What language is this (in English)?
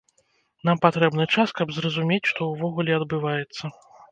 Belarusian